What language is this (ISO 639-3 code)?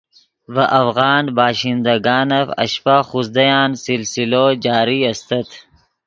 ydg